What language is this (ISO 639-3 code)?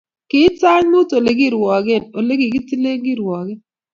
kln